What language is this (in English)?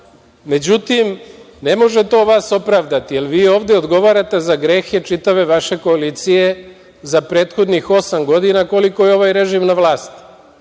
Serbian